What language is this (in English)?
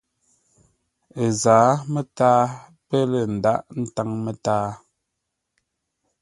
Ngombale